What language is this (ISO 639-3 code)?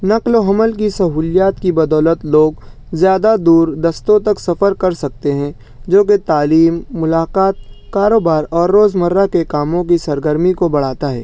urd